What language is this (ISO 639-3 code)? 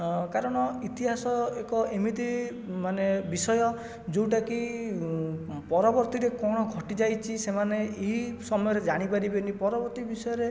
ori